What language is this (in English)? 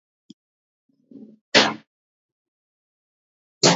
Georgian